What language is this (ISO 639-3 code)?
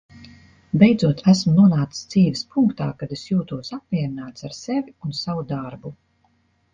lav